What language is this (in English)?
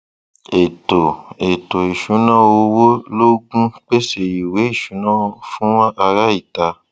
Yoruba